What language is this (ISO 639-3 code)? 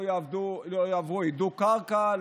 heb